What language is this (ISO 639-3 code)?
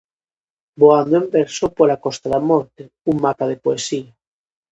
glg